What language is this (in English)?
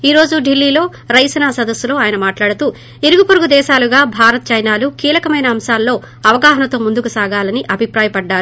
Telugu